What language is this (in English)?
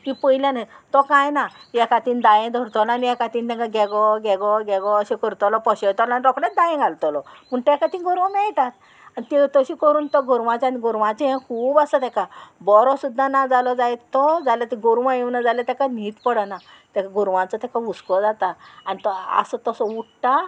Konkani